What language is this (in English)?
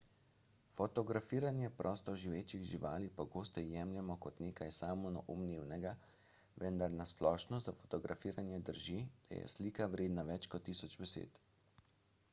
Slovenian